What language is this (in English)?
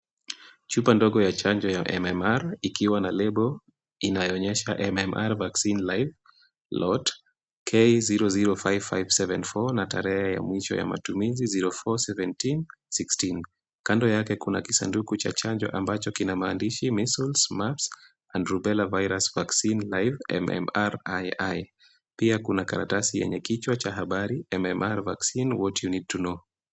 Swahili